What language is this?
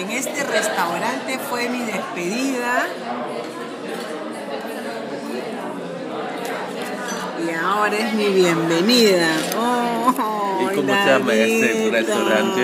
Spanish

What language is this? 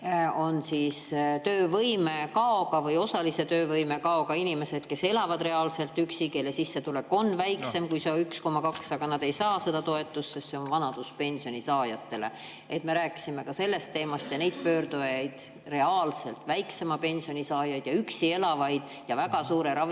Estonian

